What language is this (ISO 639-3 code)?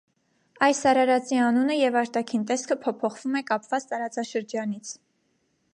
hye